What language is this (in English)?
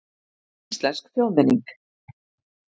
Icelandic